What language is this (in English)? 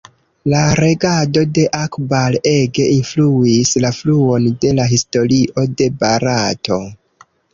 Esperanto